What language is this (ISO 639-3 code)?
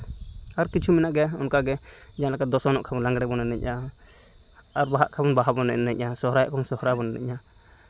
sat